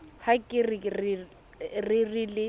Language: Southern Sotho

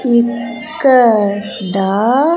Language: Telugu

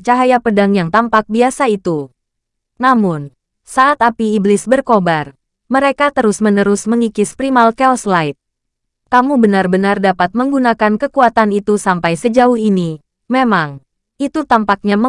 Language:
Indonesian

